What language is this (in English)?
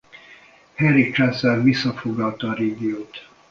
Hungarian